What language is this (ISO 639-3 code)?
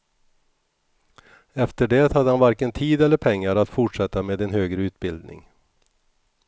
swe